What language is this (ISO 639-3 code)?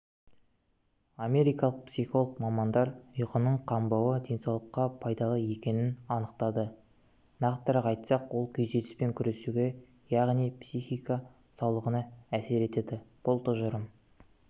kaz